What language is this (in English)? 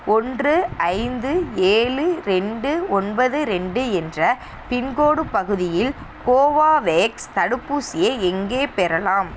Tamil